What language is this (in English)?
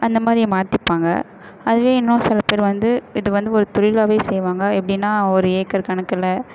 Tamil